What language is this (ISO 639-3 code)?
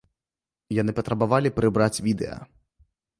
bel